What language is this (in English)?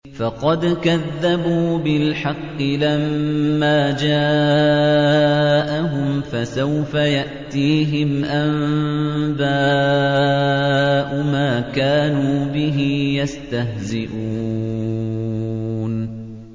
Arabic